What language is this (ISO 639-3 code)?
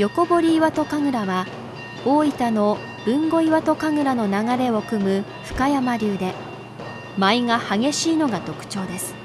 jpn